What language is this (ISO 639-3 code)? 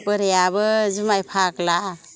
brx